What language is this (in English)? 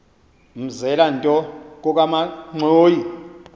Xhosa